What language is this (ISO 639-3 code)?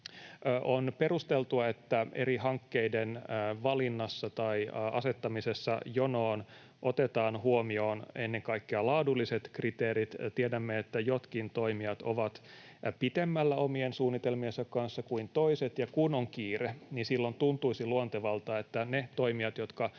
fin